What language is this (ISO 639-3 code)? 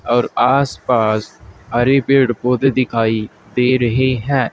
hin